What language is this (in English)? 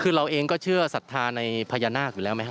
Thai